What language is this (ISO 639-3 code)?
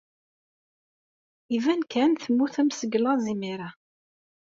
kab